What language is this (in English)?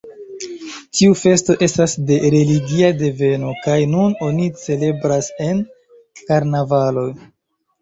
Esperanto